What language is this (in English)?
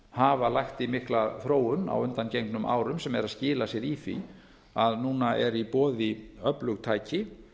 Icelandic